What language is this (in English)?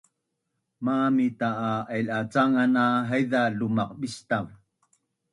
Bunun